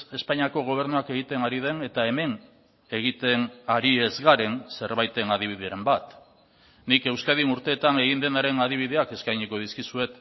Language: Basque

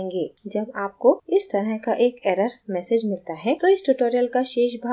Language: Hindi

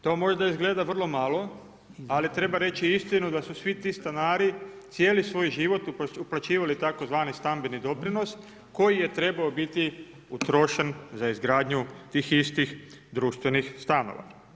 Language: Croatian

